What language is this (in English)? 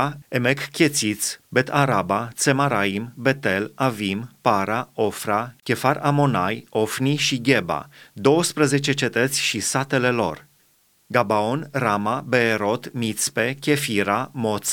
Romanian